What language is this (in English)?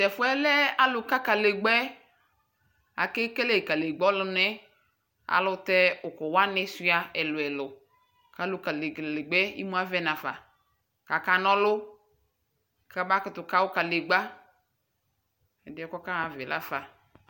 Ikposo